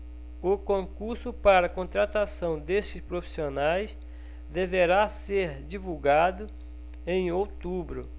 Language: Portuguese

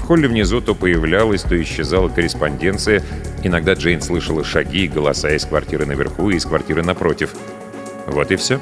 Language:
Russian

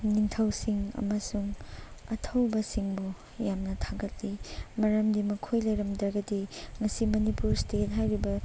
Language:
Manipuri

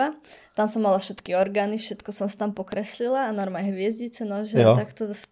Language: Czech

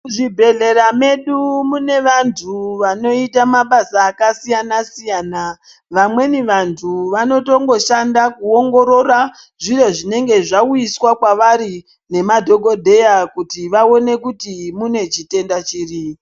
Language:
Ndau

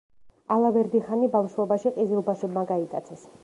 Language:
Georgian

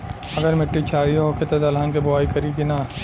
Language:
Bhojpuri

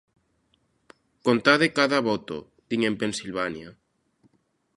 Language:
Galician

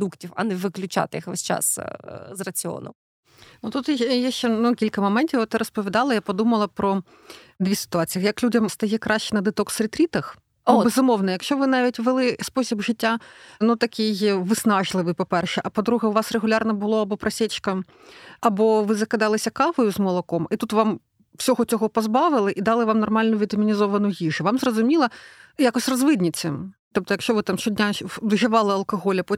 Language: Ukrainian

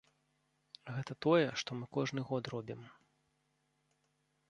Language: Belarusian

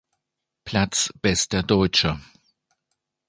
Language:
German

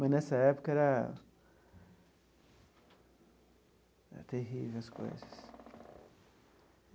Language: Portuguese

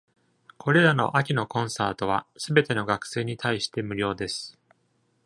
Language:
Japanese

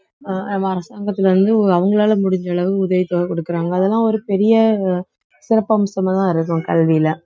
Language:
Tamil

